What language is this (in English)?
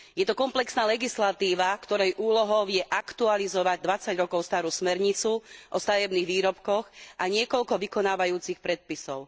Slovak